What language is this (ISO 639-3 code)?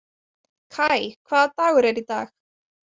isl